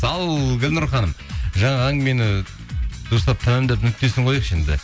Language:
Kazakh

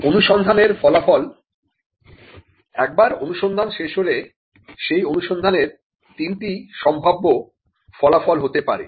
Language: Bangla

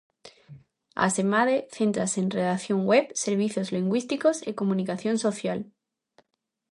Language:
Galician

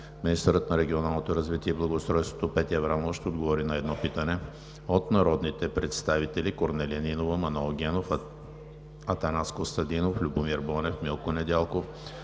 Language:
Bulgarian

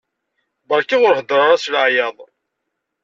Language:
Kabyle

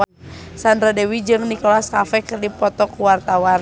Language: Sundanese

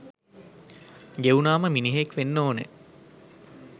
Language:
Sinhala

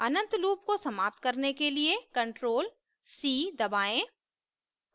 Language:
Hindi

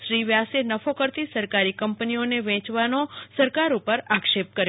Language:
Gujarati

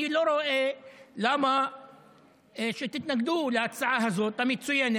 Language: Hebrew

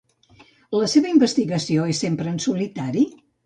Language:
Catalan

